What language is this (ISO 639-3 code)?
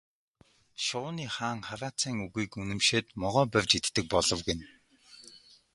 mon